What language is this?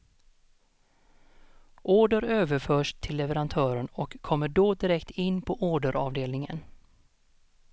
Swedish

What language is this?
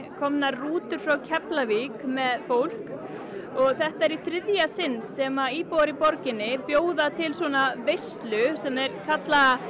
Icelandic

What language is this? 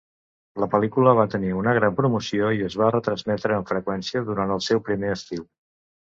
Catalan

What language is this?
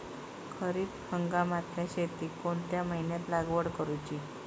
Marathi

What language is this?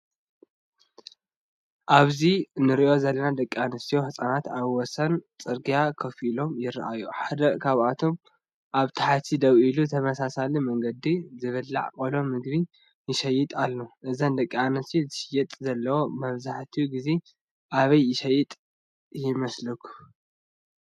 Tigrinya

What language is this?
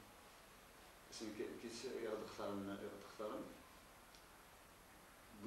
Arabic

